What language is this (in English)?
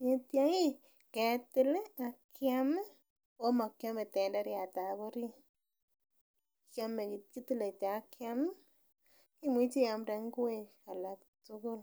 Kalenjin